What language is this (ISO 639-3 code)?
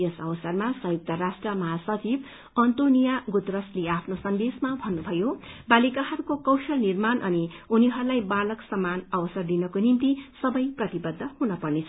nep